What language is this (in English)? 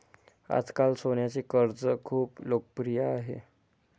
Marathi